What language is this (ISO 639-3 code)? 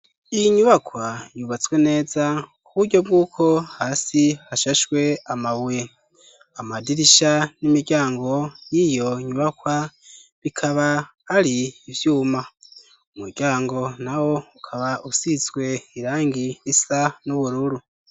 run